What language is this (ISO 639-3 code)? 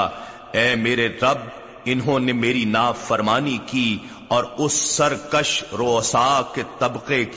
urd